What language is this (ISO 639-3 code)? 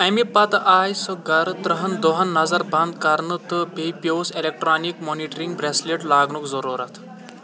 kas